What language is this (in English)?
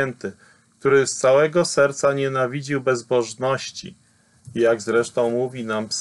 Polish